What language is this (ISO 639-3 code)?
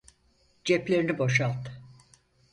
tur